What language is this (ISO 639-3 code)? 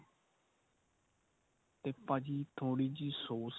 pan